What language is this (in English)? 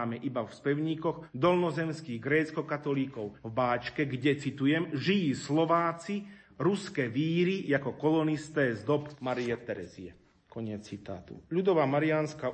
Slovak